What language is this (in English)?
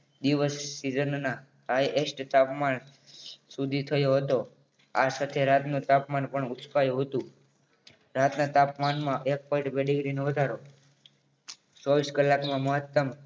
Gujarati